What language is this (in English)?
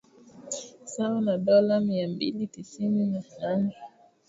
Swahili